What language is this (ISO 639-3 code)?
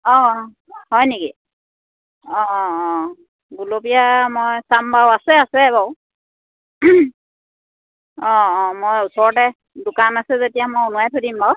asm